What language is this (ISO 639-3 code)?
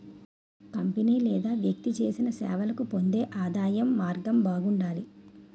tel